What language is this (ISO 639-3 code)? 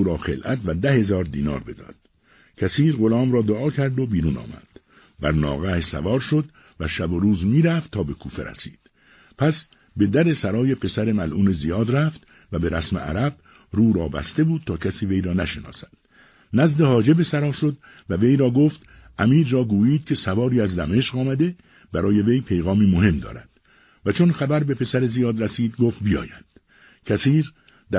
fas